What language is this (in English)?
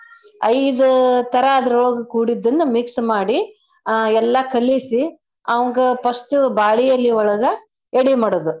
Kannada